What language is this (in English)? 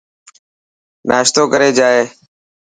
Dhatki